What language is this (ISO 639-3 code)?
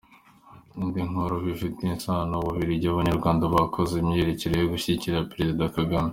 kin